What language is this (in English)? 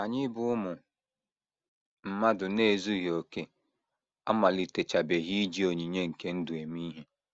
Igbo